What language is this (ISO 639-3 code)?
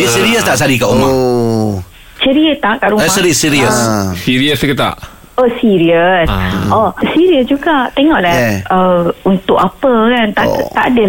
msa